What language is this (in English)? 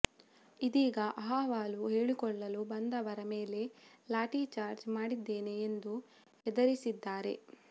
Kannada